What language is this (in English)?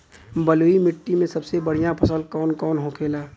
Bhojpuri